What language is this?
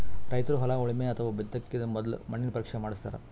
Kannada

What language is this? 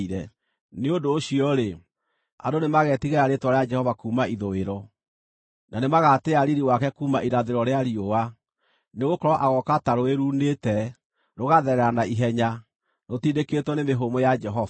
Kikuyu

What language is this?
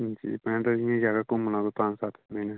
Dogri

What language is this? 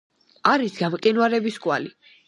Georgian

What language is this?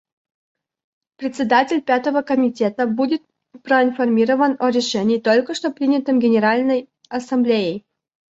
Russian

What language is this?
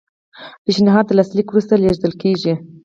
Pashto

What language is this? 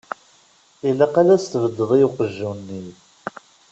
Kabyle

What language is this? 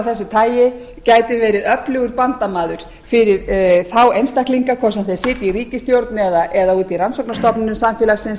Icelandic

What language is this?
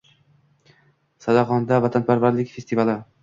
Uzbek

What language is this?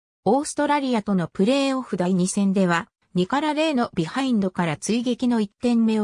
Japanese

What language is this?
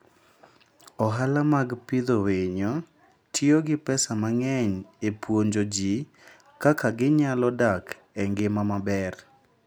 Luo (Kenya and Tanzania)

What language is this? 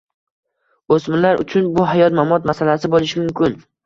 Uzbek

